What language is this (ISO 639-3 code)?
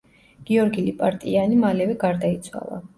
kat